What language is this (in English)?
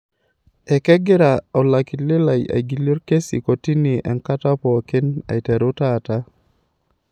Masai